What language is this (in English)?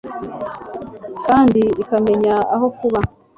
Kinyarwanda